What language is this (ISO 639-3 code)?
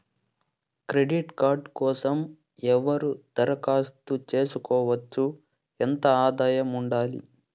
tel